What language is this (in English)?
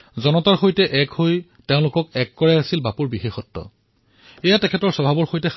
Assamese